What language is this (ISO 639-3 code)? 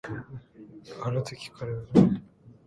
jpn